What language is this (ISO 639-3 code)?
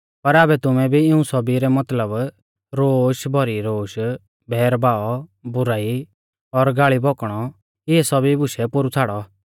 bfz